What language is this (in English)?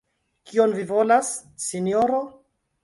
Esperanto